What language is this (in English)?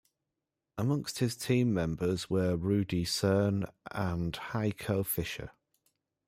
English